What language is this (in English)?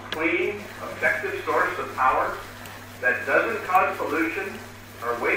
Vietnamese